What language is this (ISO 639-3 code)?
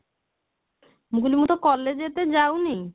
ori